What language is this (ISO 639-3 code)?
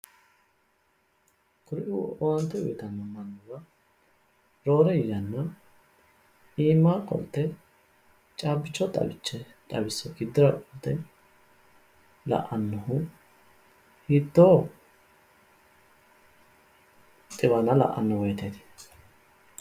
sid